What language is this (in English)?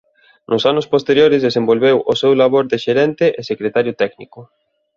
Galician